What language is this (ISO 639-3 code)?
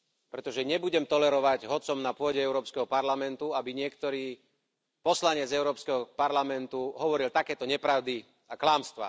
slk